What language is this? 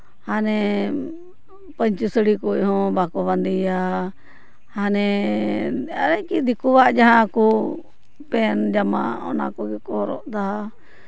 Santali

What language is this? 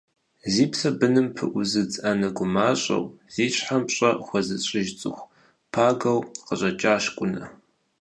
Kabardian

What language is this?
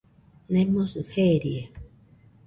Nüpode Huitoto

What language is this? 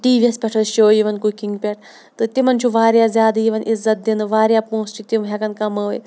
Kashmiri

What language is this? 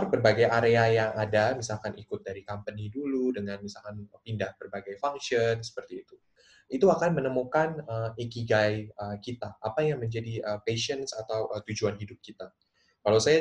Indonesian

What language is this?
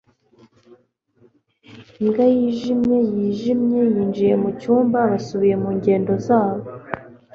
Kinyarwanda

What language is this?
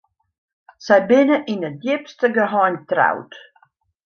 Western Frisian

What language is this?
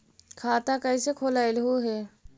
Magahi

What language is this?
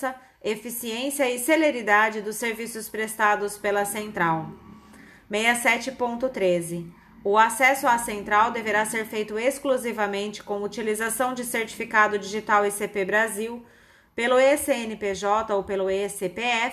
Portuguese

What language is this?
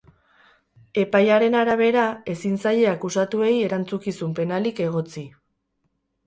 Basque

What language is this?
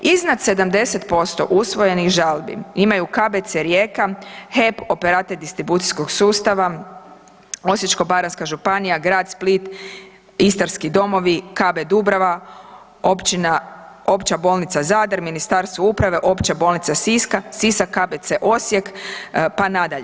Croatian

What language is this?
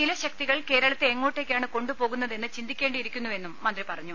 Malayalam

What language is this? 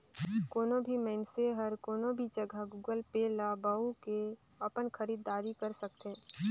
Chhattisgarhi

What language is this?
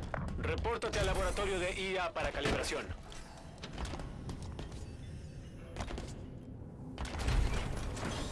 Spanish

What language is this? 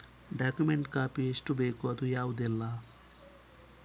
Kannada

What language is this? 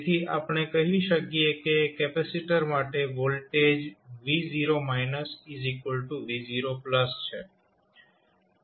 Gujarati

